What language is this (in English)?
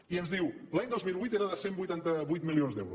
Catalan